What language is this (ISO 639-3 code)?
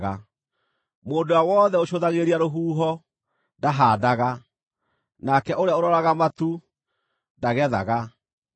kik